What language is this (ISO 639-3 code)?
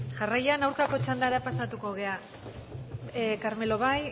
eus